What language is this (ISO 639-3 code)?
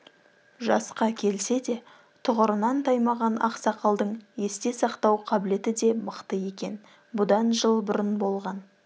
kaz